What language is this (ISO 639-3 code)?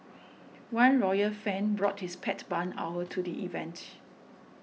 eng